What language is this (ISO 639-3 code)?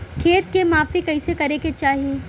bho